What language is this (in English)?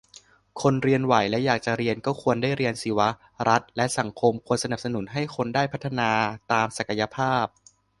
Thai